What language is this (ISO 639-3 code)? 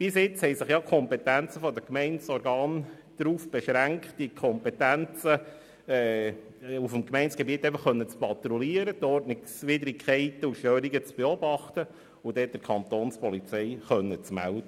gsw